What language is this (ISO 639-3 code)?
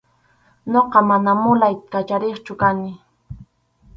qxu